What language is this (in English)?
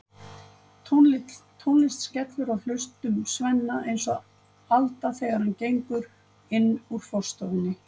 Icelandic